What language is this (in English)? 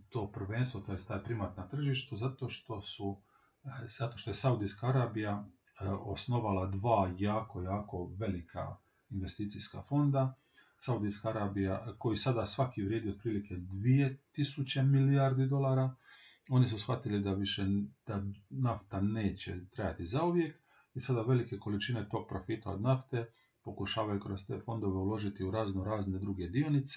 Croatian